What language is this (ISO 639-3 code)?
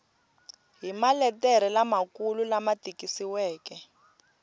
tso